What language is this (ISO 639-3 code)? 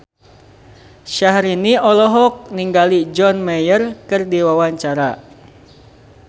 sun